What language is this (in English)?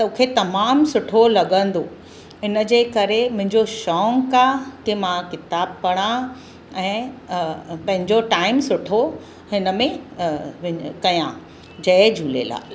Sindhi